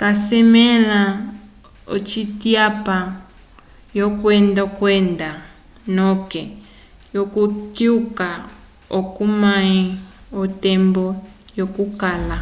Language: Umbundu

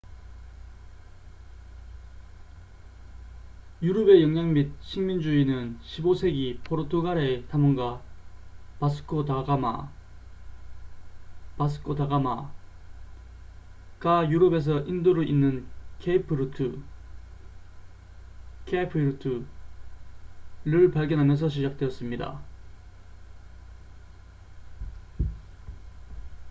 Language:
Korean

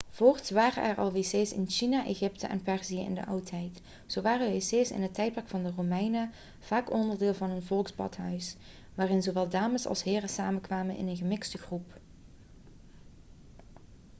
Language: Dutch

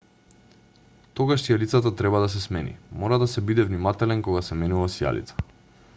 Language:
Macedonian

